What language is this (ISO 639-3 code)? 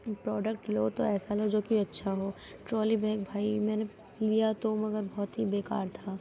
urd